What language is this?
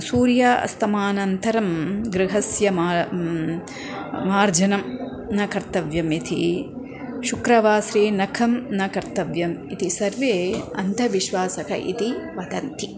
Sanskrit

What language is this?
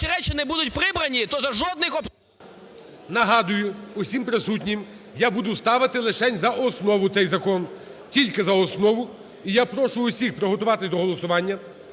Ukrainian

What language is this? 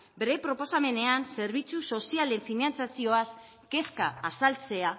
Basque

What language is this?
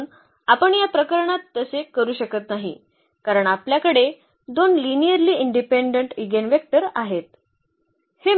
Marathi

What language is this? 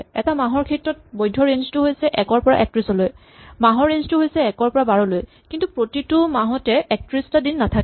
Assamese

